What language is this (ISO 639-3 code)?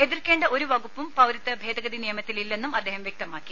mal